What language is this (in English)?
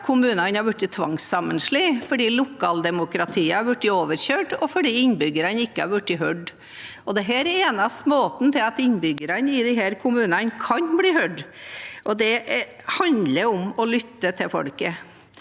Norwegian